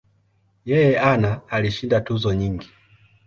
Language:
Swahili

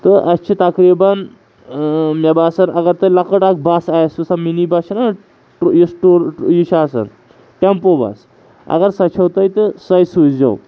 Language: Kashmiri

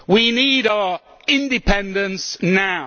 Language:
English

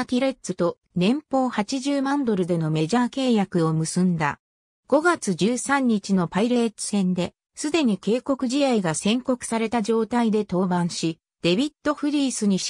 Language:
Japanese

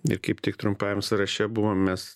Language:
Lithuanian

